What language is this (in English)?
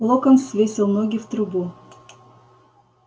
Russian